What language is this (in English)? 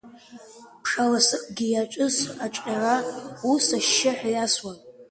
Abkhazian